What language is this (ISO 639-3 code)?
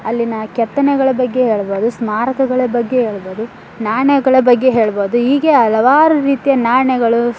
kan